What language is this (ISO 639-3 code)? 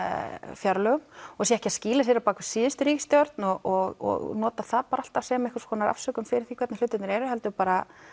isl